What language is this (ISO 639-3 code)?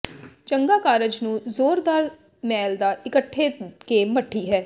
pan